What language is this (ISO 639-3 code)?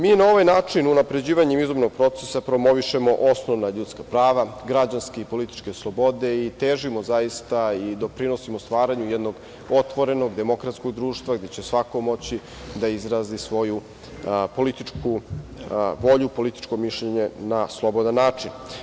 srp